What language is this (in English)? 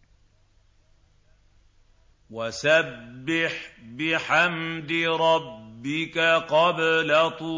Arabic